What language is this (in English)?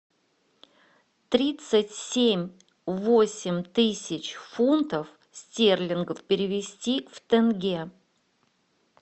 Russian